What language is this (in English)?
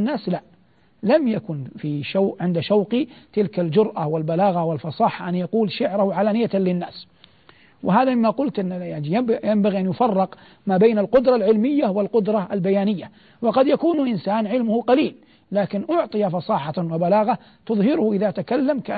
Arabic